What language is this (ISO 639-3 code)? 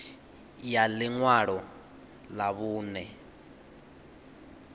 ven